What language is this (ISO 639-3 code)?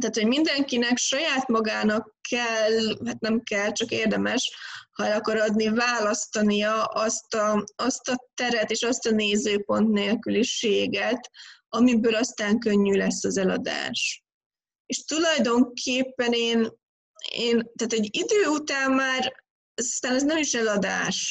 hun